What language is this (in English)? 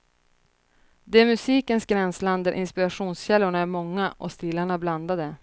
Swedish